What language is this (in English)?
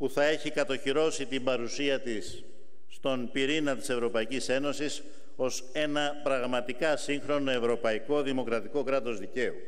Greek